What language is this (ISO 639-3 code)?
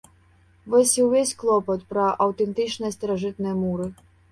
bel